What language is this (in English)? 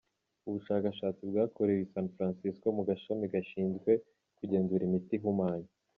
Kinyarwanda